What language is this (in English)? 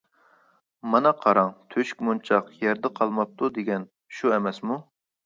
Uyghur